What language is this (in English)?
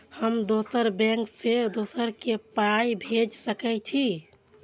Maithili